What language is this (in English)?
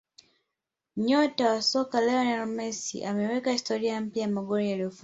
Swahili